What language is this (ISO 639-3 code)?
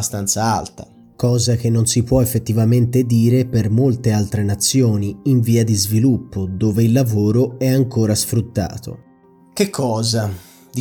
ita